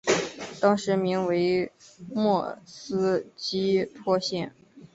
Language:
Chinese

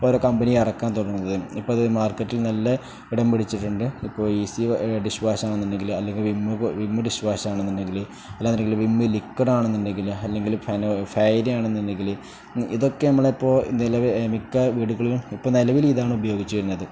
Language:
Malayalam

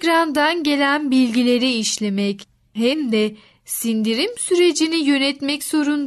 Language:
Turkish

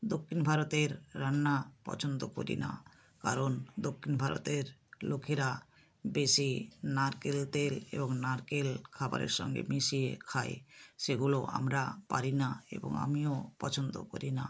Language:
Bangla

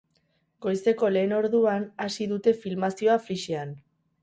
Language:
Basque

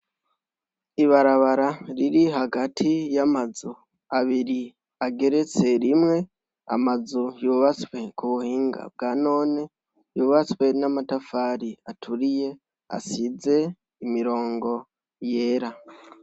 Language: Rundi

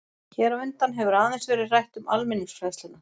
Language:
Icelandic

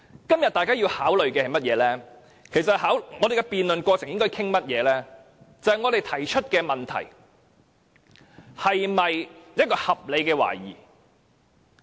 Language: Cantonese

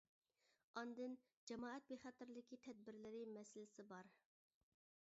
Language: Uyghur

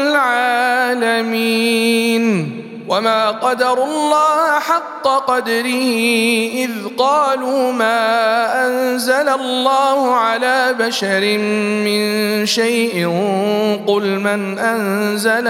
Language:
Arabic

